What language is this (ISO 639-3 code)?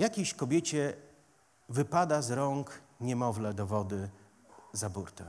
pol